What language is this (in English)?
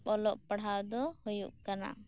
Santali